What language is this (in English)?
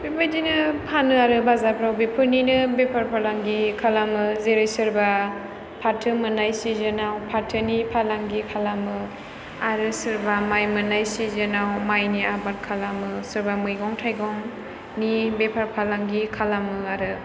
Bodo